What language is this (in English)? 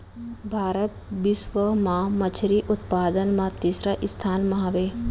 Chhattisgarhi